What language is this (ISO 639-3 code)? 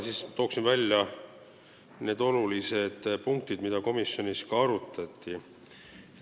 est